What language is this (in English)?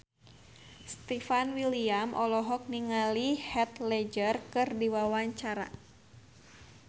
Sundanese